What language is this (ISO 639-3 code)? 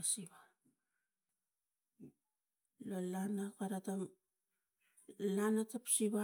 tgc